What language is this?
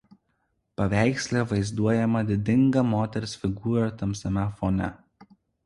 Lithuanian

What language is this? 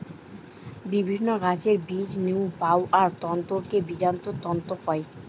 Bangla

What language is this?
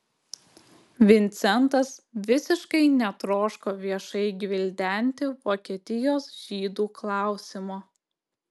Lithuanian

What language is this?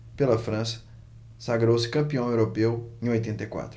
Portuguese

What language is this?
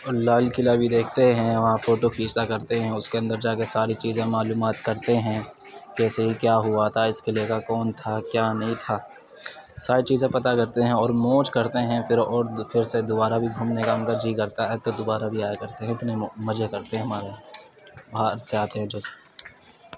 Urdu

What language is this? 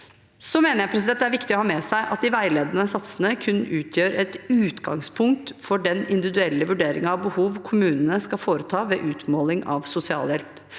Norwegian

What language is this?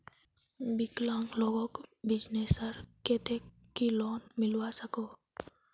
Magahi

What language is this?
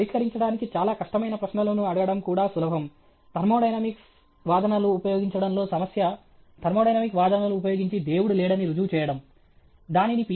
Telugu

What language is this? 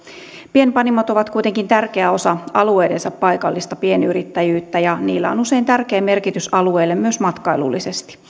Finnish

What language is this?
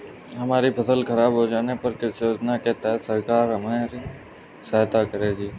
Hindi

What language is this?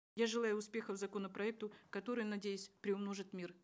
Kazakh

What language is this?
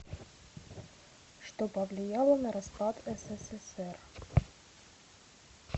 Russian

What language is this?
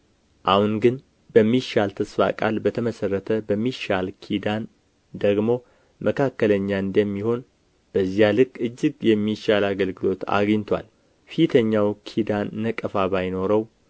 Amharic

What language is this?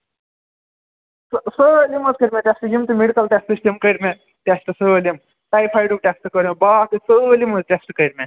Kashmiri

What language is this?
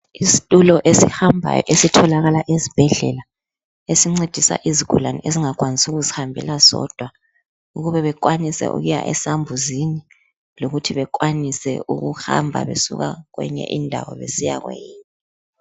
North Ndebele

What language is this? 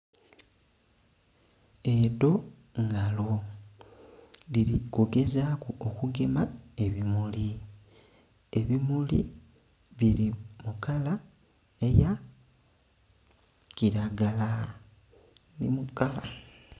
Soga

